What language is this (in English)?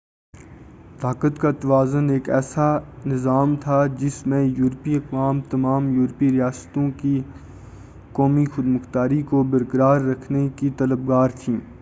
Urdu